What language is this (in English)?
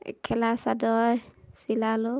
Assamese